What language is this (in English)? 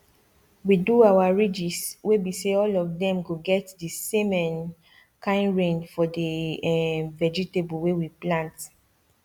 Nigerian Pidgin